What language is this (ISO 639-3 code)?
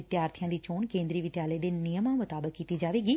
pan